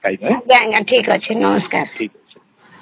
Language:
Odia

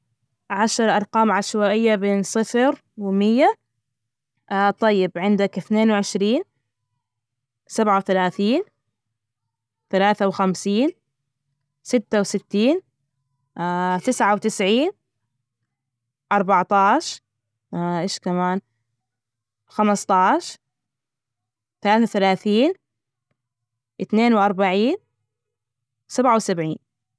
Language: Najdi Arabic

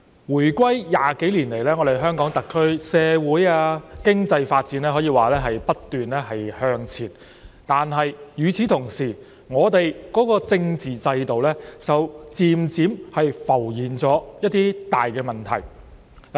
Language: Cantonese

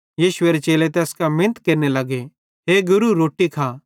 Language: Bhadrawahi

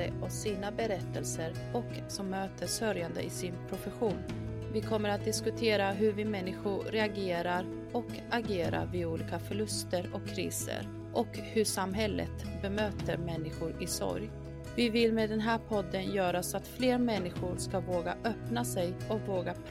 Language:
Swedish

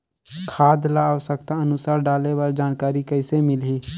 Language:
Chhattisgarhi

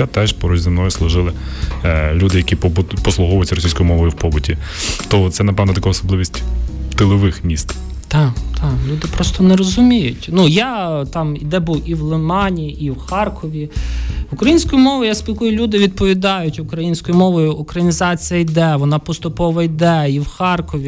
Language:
Ukrainian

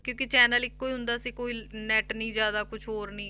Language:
Punjabi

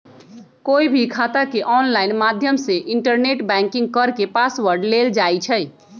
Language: Magahi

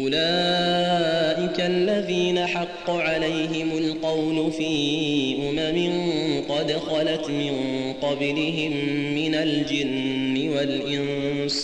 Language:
Arabic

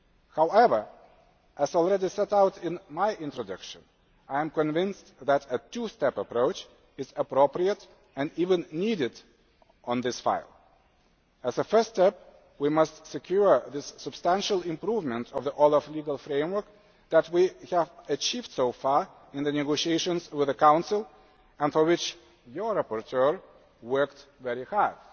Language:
English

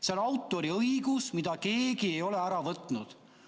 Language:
Estonian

